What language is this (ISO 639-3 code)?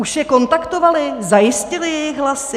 ces